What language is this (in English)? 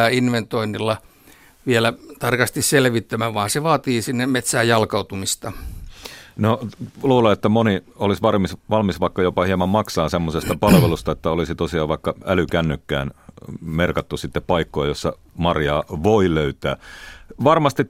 Finnish